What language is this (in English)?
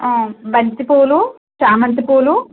Telugu